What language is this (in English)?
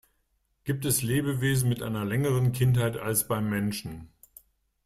German